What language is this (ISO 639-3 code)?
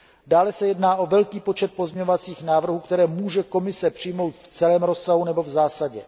ces